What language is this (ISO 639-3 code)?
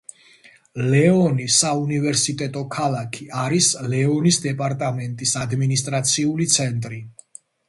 kat